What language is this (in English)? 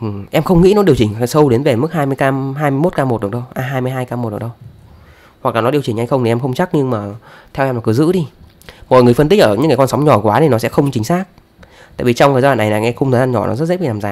Vietnamese